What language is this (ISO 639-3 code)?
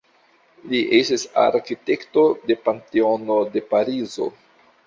epo